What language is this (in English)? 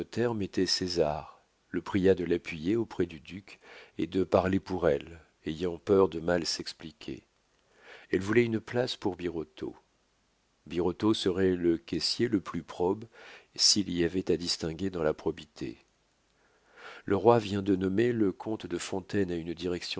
French